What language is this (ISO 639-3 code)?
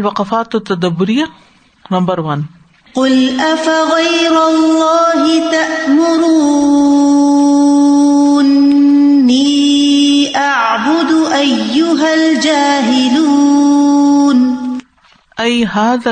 urd